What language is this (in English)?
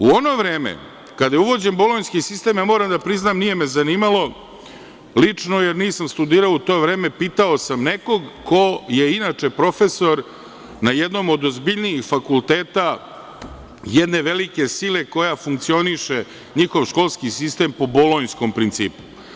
Serbian